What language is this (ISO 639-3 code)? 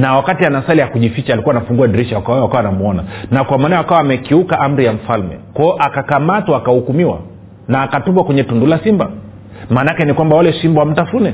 swa